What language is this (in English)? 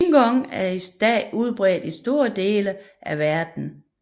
Danish